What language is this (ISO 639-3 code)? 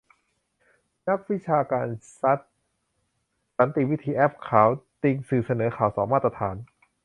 tha